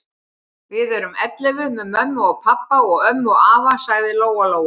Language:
Icelandic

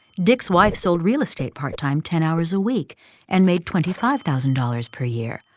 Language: English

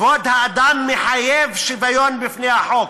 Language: Hebrew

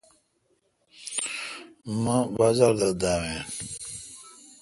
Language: Kalkoti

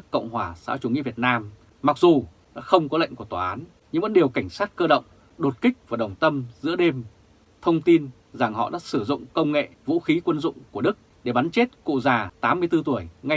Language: Vietnamese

